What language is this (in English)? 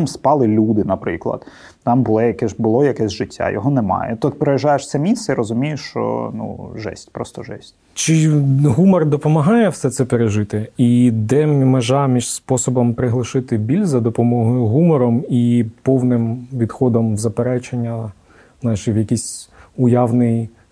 Ukrainian